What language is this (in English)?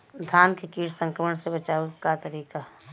Bhojpuri